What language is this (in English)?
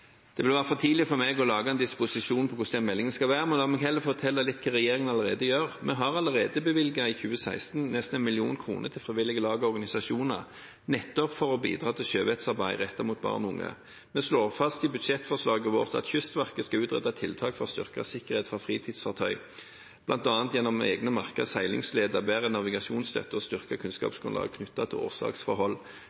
Norwegian Bokmål